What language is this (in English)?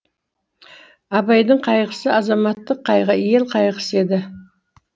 Kazakh